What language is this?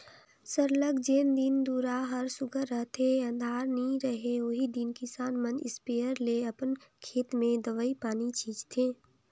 Chhattisgarhi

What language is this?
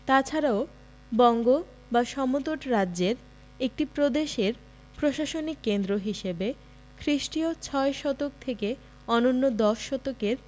Bangla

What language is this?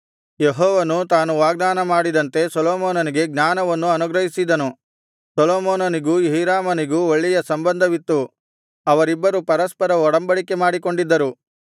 Kannada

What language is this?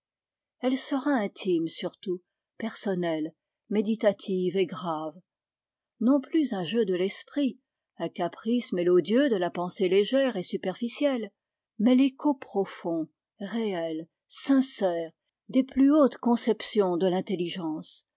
French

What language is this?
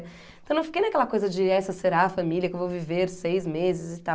Portuguese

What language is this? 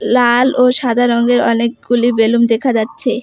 Bangla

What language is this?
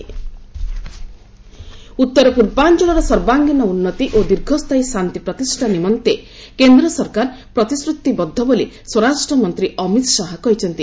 Odia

